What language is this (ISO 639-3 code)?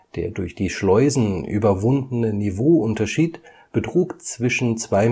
deu